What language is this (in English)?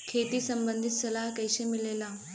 Bhojpuri